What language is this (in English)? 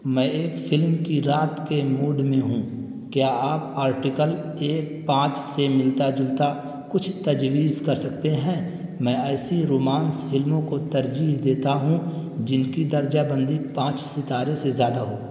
Urdu